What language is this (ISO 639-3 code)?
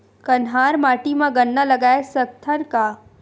hne